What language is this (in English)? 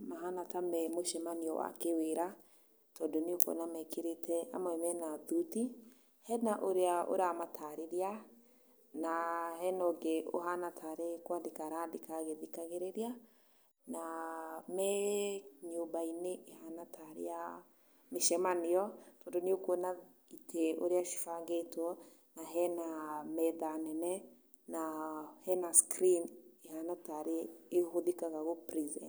Kikuyu